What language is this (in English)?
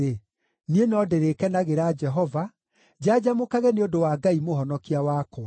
Kikuyu